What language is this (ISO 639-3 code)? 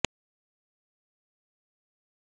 pan